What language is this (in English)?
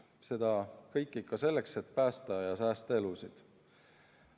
Estonian